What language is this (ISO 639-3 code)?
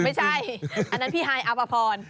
tha